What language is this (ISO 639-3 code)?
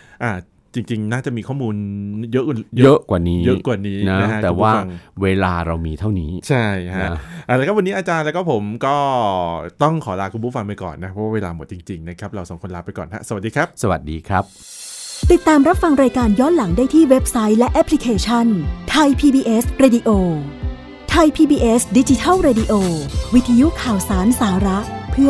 tha